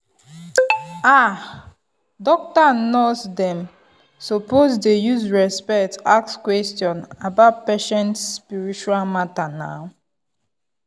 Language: Nigerian Pidgin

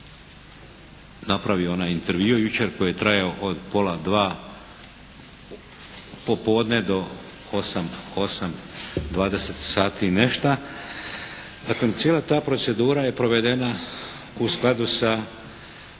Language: Croatian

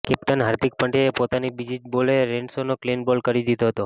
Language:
Gujarati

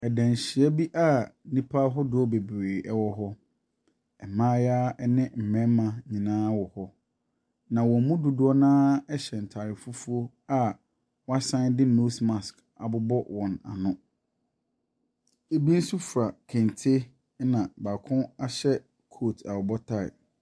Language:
Akan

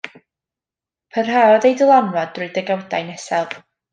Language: Welsh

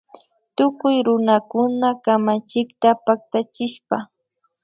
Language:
Imbabura Highland Quichua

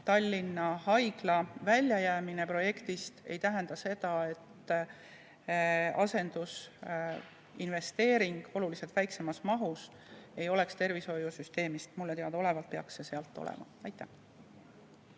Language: Estonian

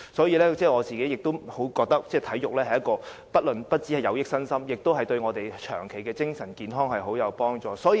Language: Cantonese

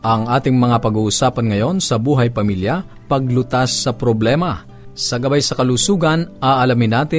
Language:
Filipino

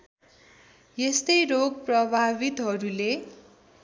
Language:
Nepali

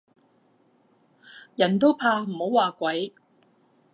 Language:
Cantonese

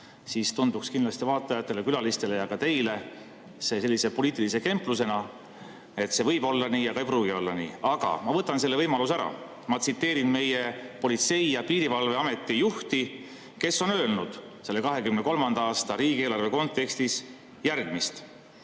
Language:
Estonian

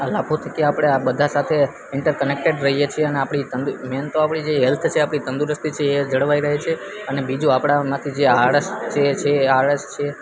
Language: Gujarati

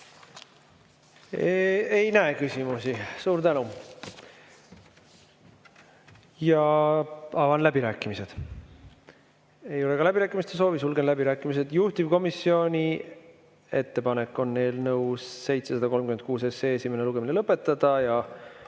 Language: Estonian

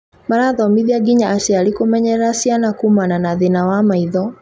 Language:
Kikuyu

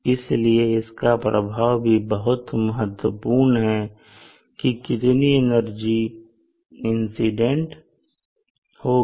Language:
Hindi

